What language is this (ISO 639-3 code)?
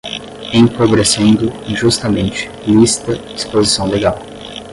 por